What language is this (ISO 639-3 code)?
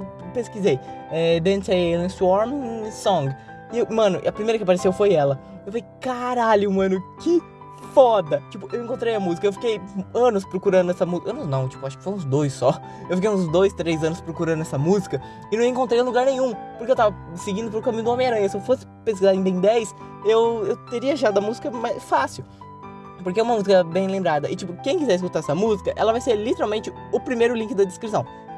por